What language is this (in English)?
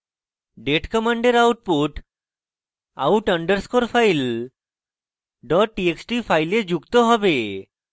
Bangla